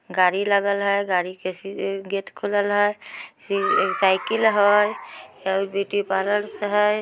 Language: Magahi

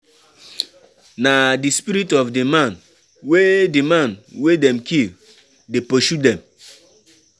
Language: Nigerian Pidgin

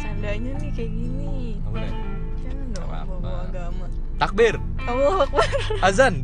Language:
Indonesian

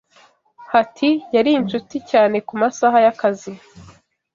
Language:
Kinyarwanda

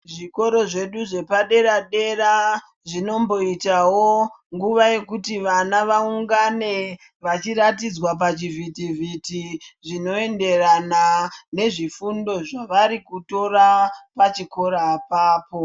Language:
Ndau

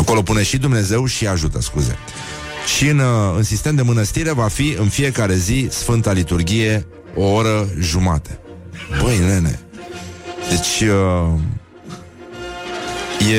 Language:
Romanian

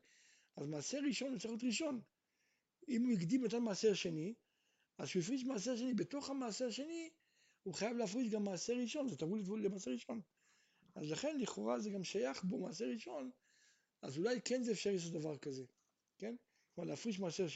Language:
Hebrew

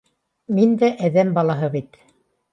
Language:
Bashkir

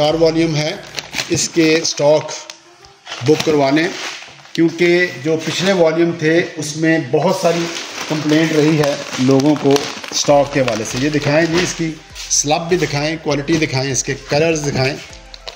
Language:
Hindi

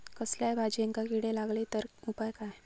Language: Marathi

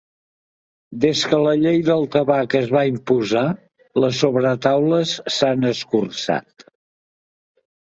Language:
Catalan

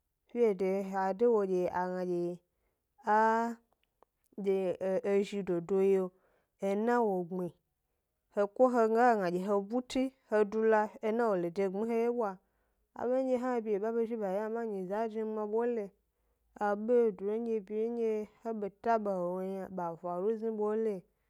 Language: Gbari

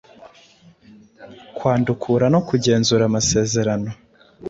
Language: Kinyarwanda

